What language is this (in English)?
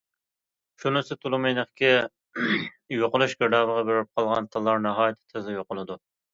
Uyghur